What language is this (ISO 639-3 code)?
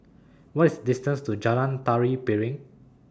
eng